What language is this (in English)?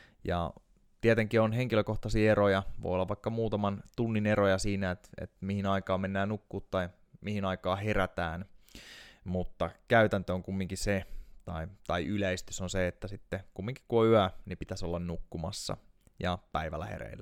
Finnish